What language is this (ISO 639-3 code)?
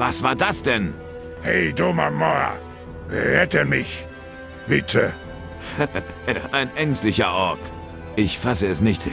deu